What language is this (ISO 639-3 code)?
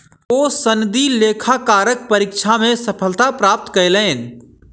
mai